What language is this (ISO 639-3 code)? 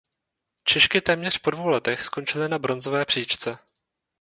ces